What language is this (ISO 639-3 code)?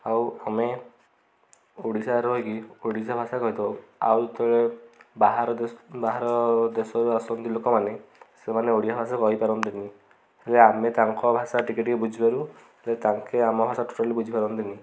ori